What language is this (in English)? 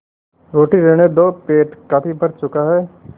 Hindi